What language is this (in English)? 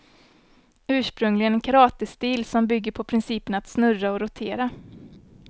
Swedish